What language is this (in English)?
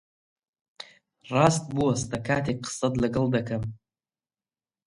Central Kurdish